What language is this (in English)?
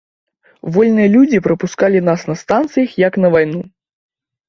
Belarusian